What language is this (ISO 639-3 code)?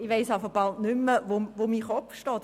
gsw